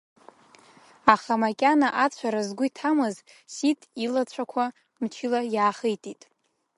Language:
Abkhazian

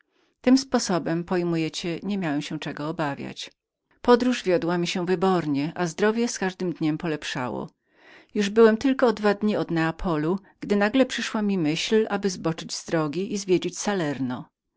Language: Polish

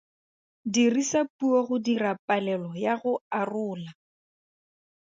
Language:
Tswana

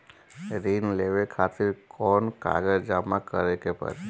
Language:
Bhojpuri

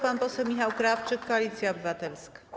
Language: Polish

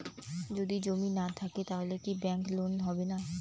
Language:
Bangla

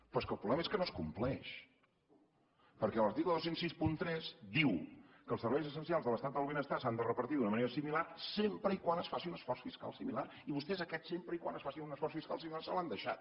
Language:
Catalan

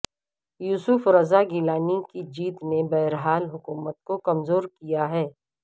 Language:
Urdu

